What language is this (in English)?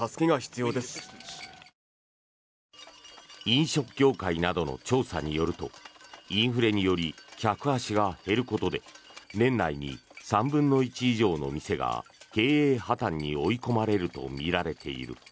Japanese